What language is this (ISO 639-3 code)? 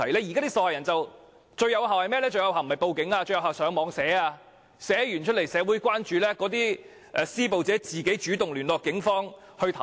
yue